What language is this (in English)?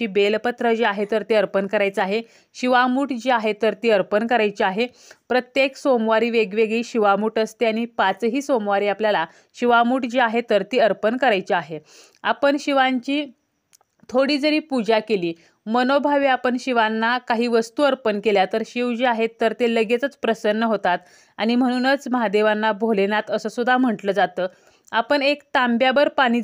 Marathi